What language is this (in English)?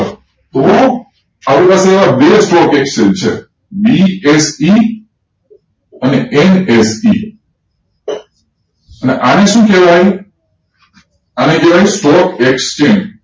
Gujarati